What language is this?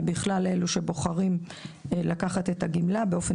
Hebrew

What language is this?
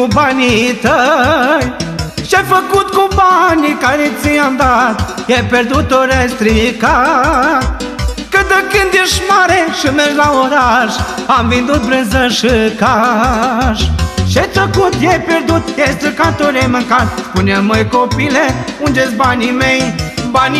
Romanian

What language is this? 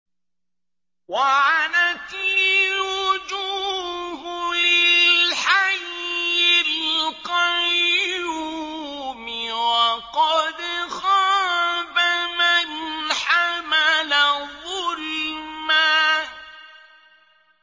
Arabic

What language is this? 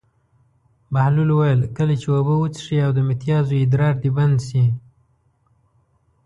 Pashto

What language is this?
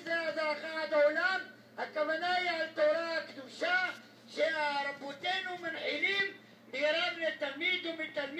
Hebrew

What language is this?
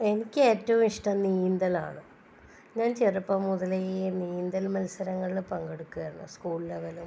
Malayalam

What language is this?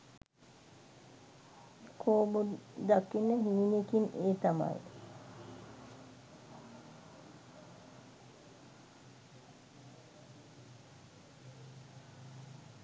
Sinhala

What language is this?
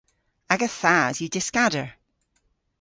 Cornish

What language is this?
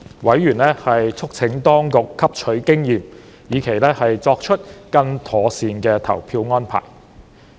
Cantonese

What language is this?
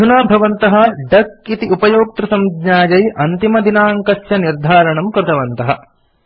Sanskrit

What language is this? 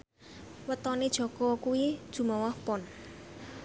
Javanese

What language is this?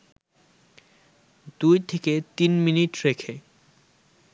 Bangla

